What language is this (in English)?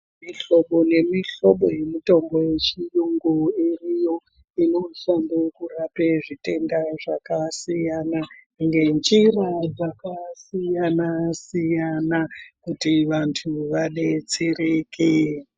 Ndau